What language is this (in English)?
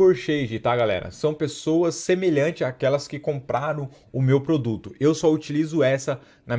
Portuguese